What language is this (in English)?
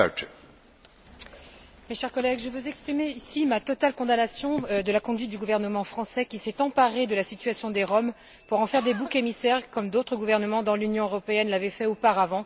French